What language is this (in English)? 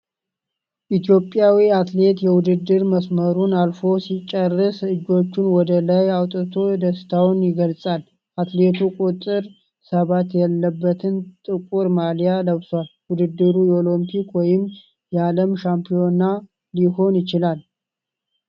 Amharic